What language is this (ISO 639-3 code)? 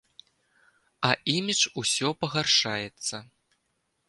bel